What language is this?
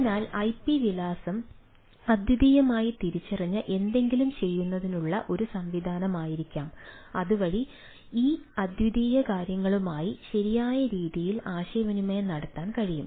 Malayalam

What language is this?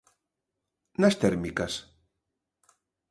Galician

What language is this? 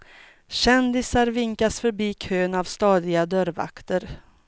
Swedish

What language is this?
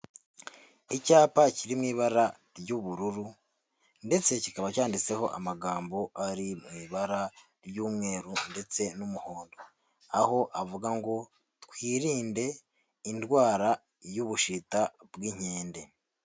Kinyarwanda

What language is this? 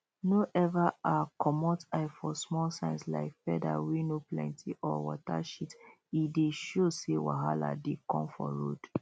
Nigerian Pidgin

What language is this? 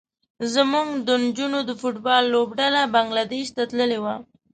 Pashto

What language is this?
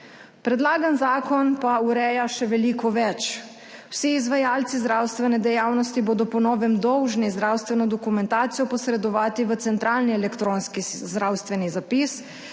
Slovenian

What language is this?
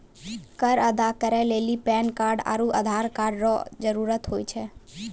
Maithili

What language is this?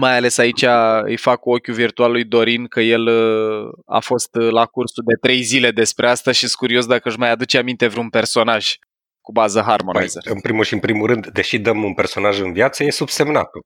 Romanian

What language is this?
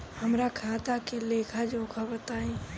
Bhojpuri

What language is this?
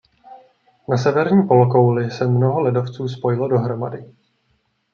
Czech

